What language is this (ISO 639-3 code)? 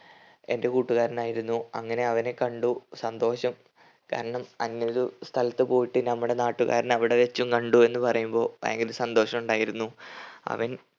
mal